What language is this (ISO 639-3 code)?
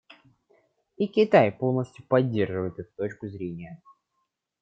rus